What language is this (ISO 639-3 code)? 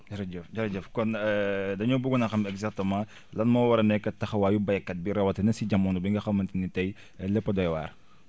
wol